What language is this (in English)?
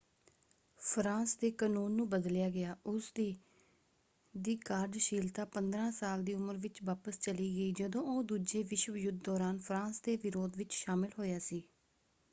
Punjabi